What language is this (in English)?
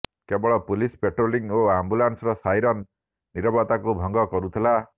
Odia